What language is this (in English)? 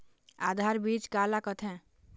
Chhattisgarhi